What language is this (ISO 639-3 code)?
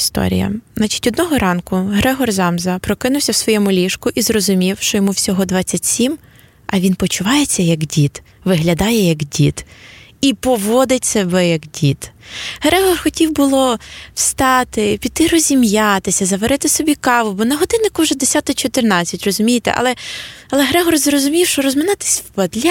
ukr